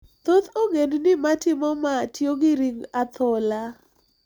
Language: Luo (Kenya and Tanzania)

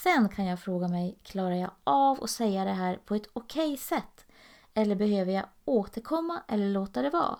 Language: Swedish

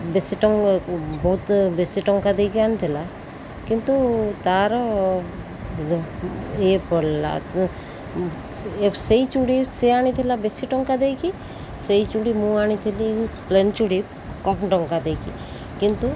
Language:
Odia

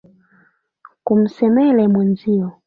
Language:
Swahili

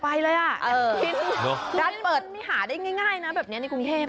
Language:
Thai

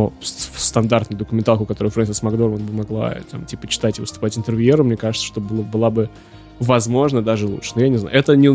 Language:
Russian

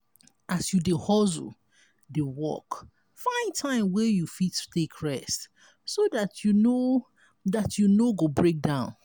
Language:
Nigerian Pidgin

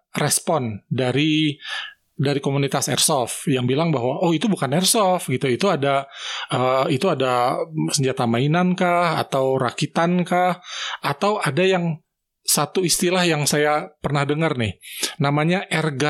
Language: Indonesian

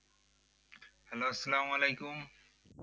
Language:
Bangla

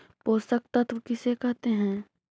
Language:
Magahi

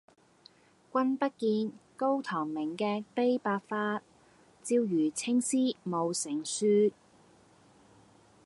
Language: Cantonese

